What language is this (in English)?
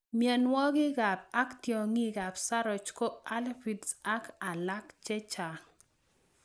Kalenjin